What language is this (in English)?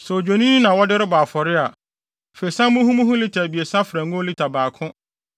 Akan